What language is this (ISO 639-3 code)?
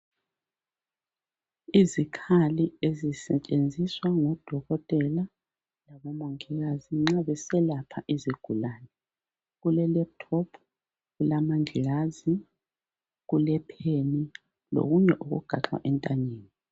nde